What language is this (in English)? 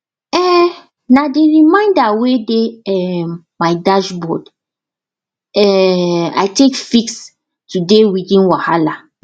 Nigerian Pidgin